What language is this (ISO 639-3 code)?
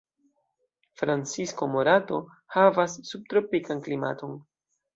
epo